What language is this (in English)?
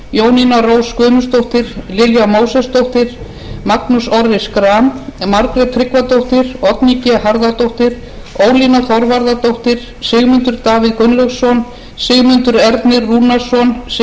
Icelandic